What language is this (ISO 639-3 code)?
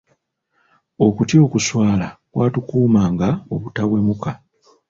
lug